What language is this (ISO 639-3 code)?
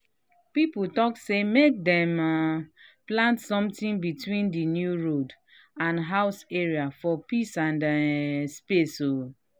pcm